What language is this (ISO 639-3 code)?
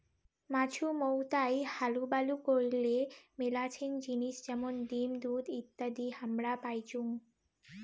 ben